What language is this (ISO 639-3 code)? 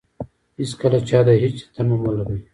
pus